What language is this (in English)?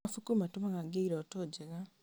Kikuyu